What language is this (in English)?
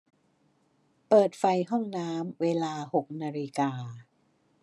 Thai